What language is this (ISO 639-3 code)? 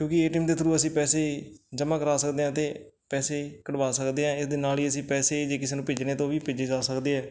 pan